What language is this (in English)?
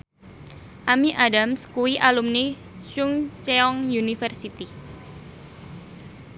Javanese